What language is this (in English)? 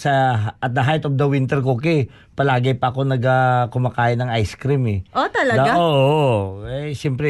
Filipino